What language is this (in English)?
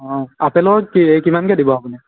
Assamese